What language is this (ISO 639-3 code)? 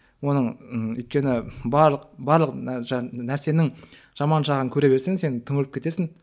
kaz